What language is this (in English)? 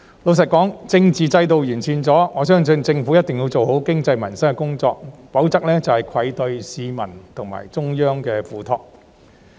Cantonese